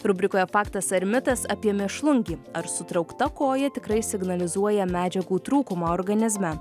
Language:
Lithuanian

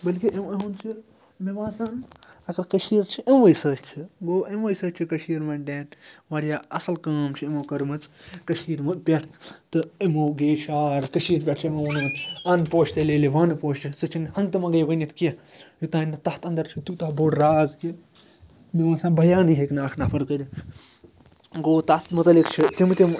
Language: Kashmiri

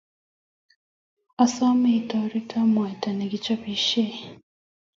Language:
Kalenjin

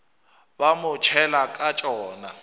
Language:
Northern Sotho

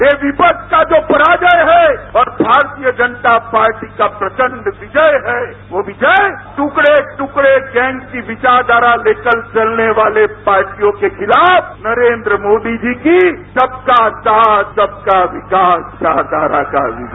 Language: Hindi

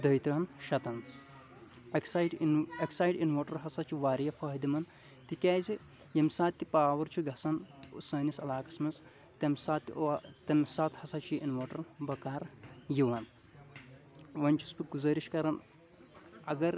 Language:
Kashmiri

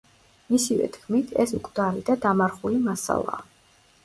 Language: Georgian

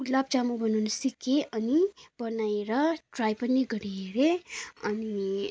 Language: Nepali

